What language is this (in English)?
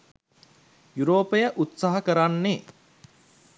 Sinhala